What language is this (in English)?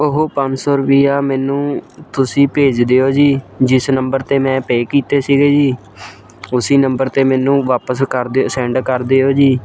Punjabi